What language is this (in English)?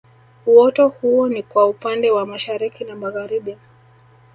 Swahili